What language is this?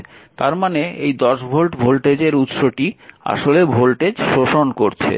Bangla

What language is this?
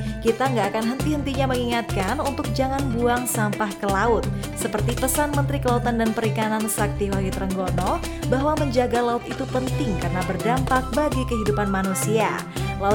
Indonesian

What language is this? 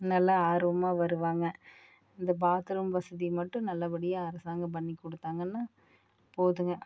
Tamil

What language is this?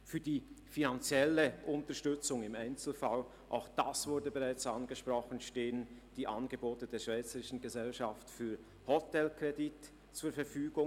Swiss German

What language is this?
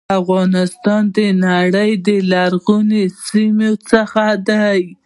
Pashto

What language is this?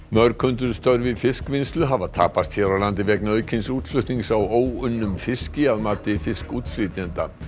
Icelandic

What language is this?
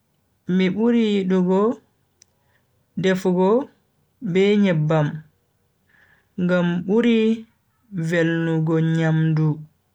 Bagirmi Fulfulde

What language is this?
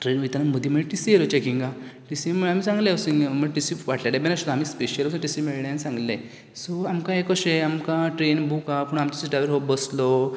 Konkani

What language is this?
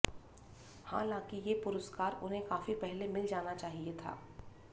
Hindi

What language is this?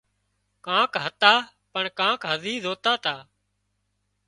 Wadiyara Koli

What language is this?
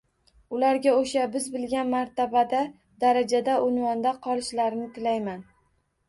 Uzbek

